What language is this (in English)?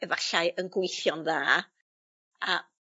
Welsh